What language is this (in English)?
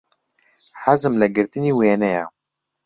Central Kurdish